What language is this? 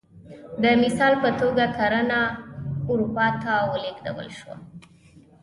Pashto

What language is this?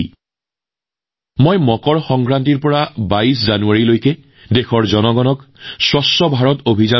Assamese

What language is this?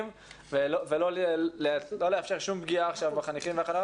Hebrew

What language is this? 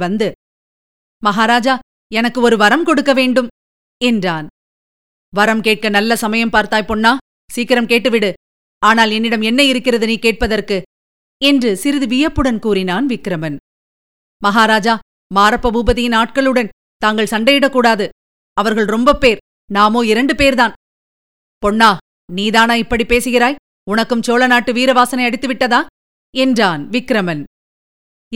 Tamil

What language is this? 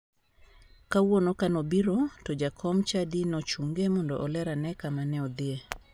Luo (Kenya and Tanzania)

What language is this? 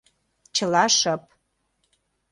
Mari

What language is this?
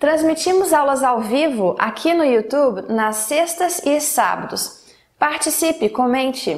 Portuguese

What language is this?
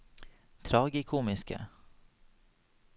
Norwegian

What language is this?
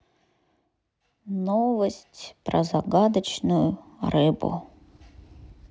Russian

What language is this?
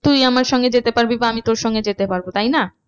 Bangla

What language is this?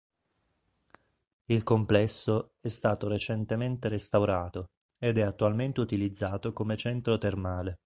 Italian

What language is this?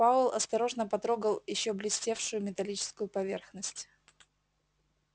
Russian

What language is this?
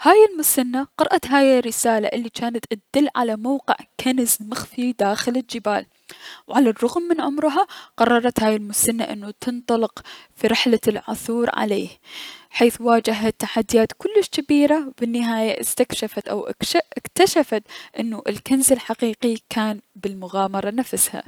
Mesopotamian Arabic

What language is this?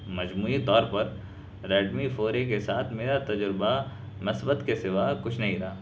Urdu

